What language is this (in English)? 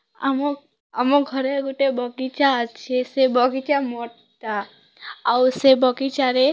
Odia